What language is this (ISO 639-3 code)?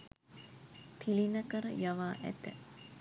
sin